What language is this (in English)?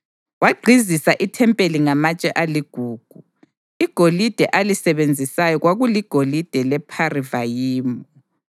North Ndebele